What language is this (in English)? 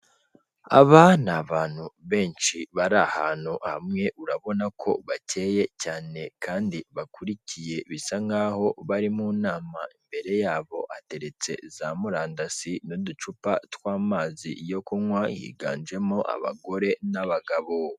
Kinyarwanda